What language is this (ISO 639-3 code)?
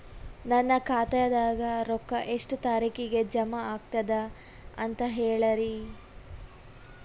kan